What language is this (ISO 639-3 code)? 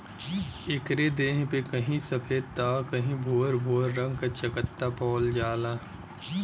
bho